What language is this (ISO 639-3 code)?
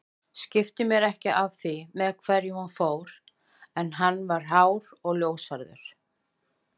isl